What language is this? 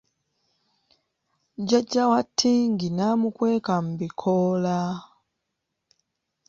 Ganda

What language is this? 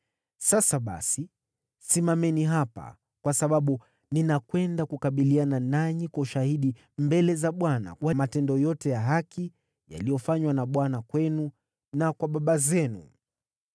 Swahili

